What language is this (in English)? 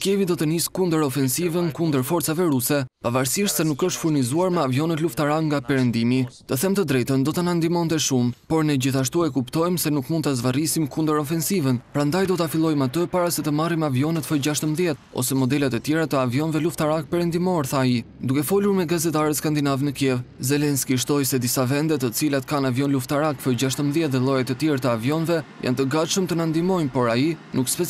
Romanian